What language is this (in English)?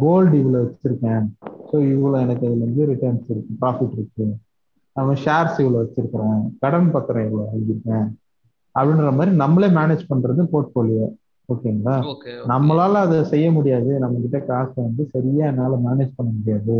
Tamil